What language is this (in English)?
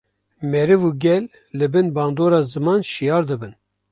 Kurdish